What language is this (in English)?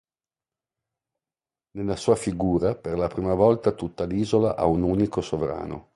Italian